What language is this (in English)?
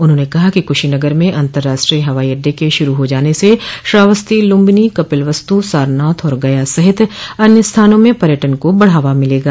Hindi